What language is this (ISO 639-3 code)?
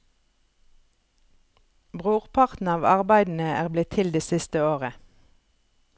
nor